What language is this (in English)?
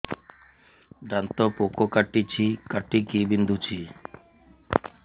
Odia